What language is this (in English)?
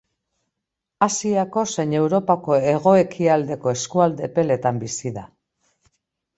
Basque